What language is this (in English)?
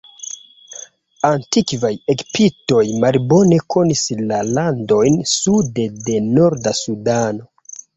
Esperanto